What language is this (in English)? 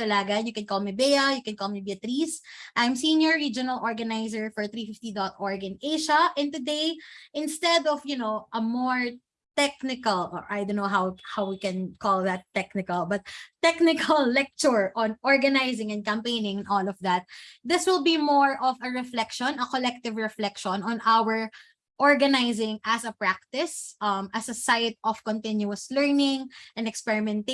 English